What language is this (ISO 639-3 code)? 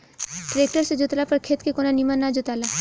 bho